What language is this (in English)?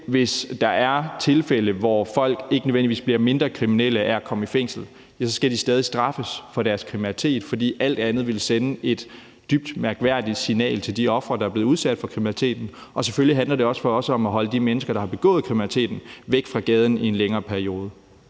Danish